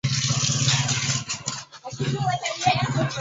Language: Swahili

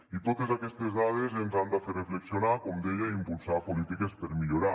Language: Catalan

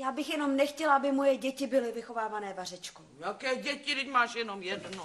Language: Czech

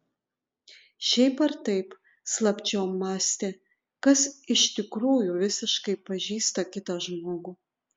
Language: Lithuanian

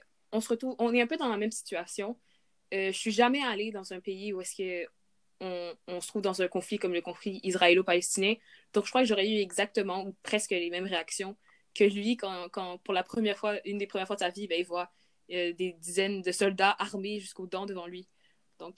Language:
French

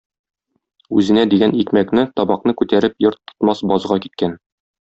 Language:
Tatar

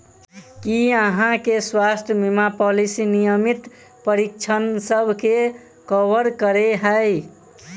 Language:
Maithili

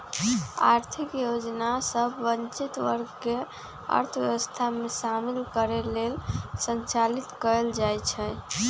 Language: Magahi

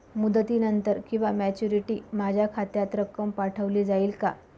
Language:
Marathi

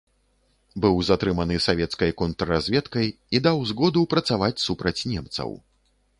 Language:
Belarusian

